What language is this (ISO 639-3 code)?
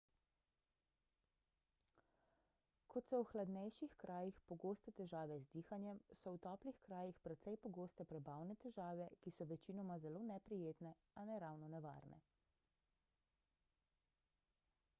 slv